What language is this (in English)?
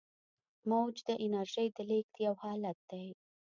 Pashto